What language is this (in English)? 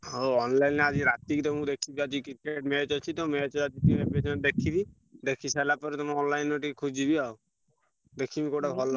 Odia